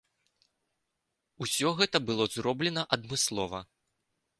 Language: Belarusian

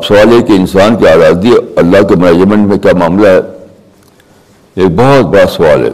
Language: Urdu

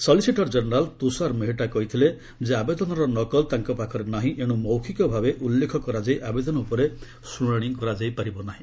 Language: Odia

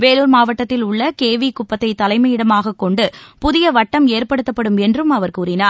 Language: Tamil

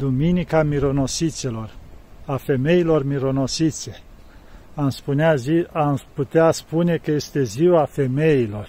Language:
Romanian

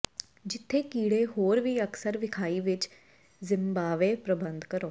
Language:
Punjabi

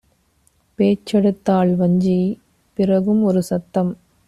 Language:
Tamil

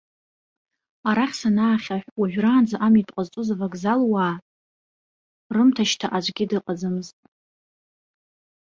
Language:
Abkhazian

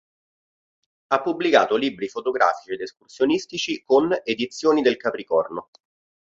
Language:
Italian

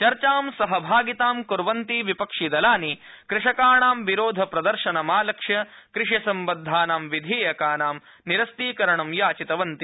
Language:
Sanskrit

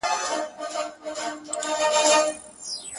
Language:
Pashto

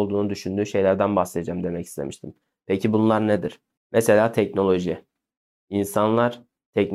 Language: Turkish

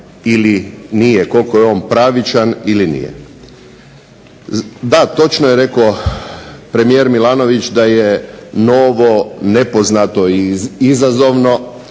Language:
Croatian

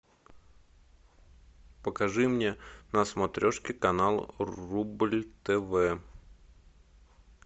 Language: Russian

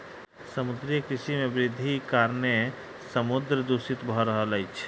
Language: Maithili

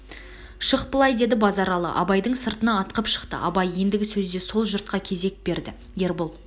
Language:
Kazakh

